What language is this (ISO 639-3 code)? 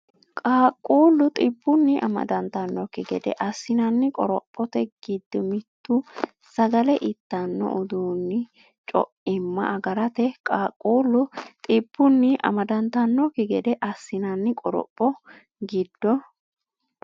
sid